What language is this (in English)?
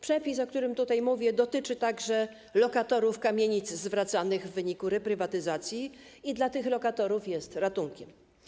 Polish